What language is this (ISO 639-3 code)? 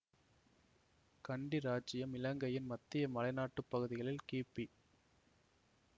tam